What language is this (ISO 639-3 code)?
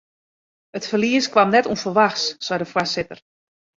fry